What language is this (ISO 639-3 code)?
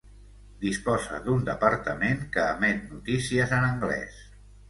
cat